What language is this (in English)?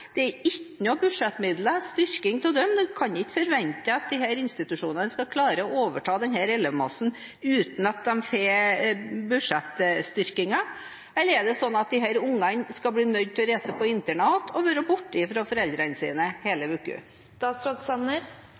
Norwegian Bokmål